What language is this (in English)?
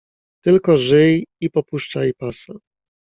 Polish